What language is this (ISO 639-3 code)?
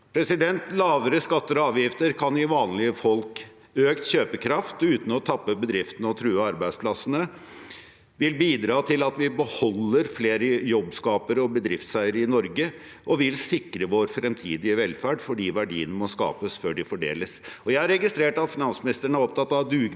nor